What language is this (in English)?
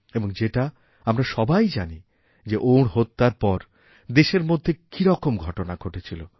Bangla